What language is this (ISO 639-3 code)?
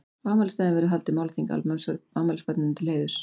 isl